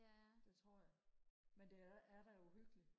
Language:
Danish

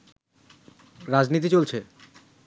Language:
Bangla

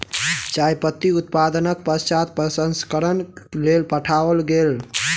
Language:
Maithili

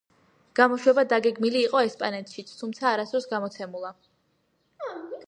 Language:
Georgian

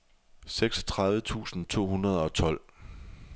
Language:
Danish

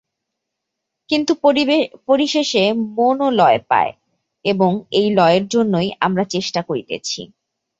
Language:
Bangla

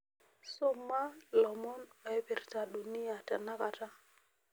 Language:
Masai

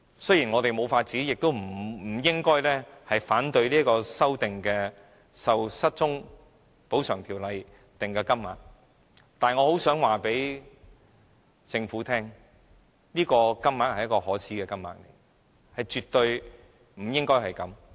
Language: Cantonese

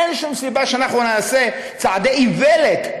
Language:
Hebrew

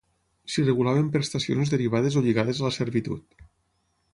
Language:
Catalan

